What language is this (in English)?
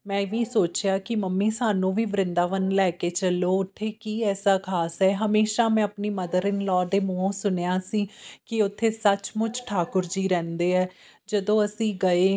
Punjabi